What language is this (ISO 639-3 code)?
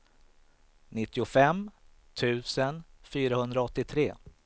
swe